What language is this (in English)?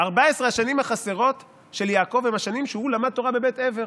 Hebrew